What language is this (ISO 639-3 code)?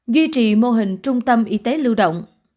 vie